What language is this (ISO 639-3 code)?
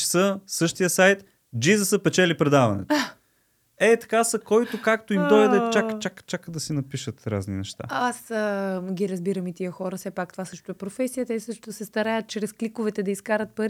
bul